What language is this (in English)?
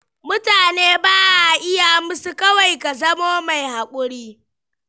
Hausa